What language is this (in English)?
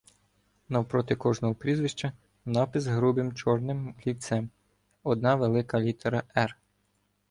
Ukrainian